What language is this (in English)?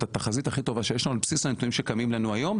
Hebrew